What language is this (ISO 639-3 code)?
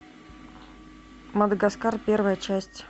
rus